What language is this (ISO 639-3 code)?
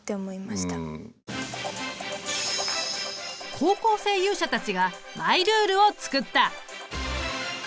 jpn